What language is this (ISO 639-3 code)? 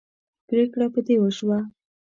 pus